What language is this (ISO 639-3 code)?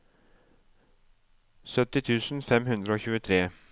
nor